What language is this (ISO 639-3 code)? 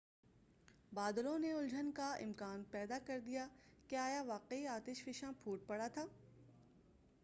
urd